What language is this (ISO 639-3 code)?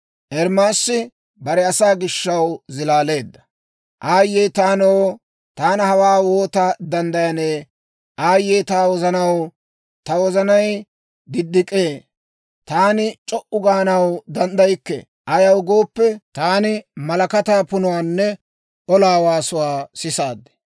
dwr